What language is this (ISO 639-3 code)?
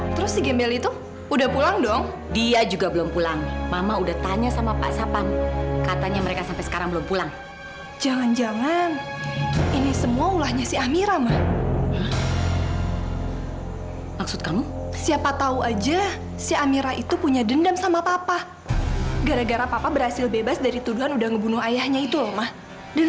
ind